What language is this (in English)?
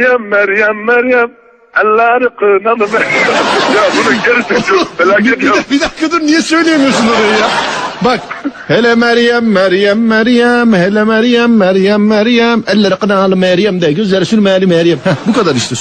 Turkish